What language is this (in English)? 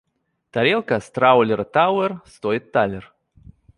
Russian